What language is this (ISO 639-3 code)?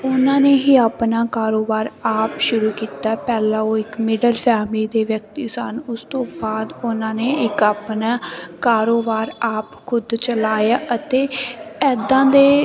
pan